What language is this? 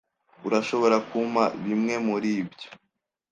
Kinyarwanda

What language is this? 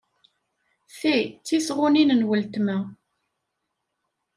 Kabyle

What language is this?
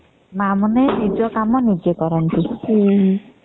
Odia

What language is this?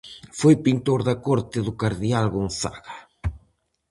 Galician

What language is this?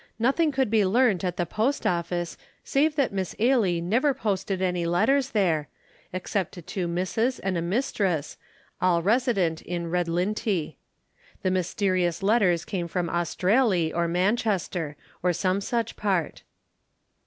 English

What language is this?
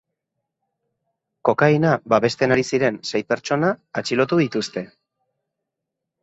Basque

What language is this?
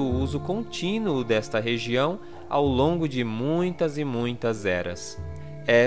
Portuguese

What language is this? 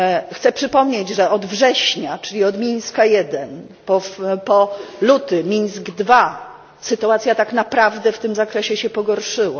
Polish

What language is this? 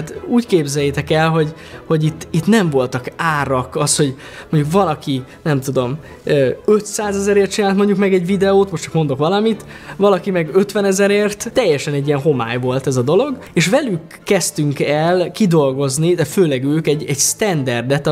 Hungarian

